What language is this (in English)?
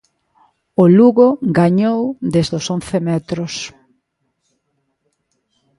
Galician